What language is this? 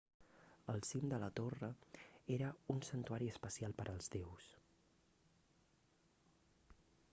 Catalan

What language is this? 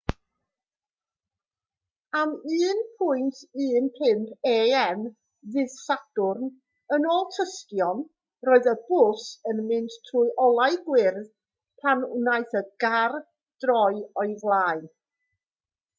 Welsh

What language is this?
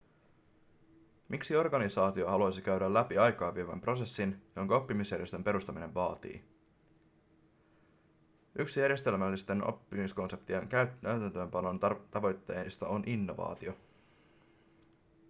Finnish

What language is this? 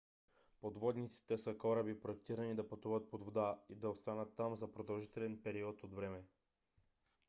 Bulgarian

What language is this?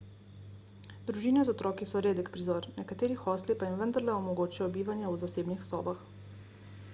Slovenian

